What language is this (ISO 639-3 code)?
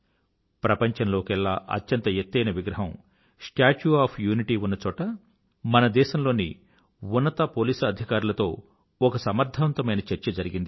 tel